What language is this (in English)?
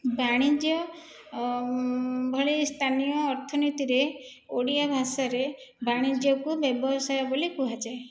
Odia